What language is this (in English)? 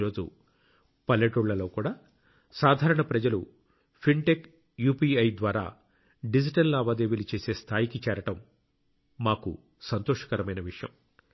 Telugu